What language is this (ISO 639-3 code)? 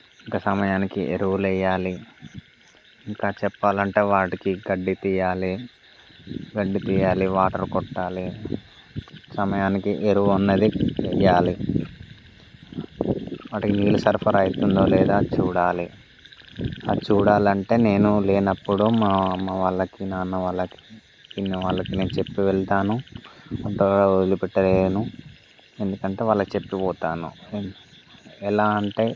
tel